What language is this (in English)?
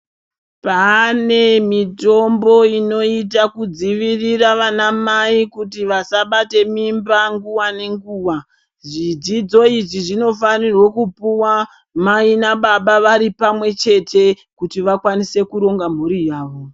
Ndau